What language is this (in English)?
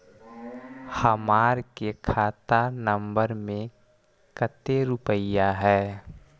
Magahi